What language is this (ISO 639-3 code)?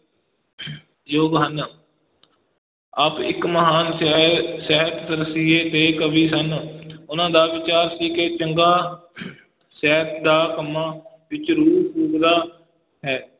pan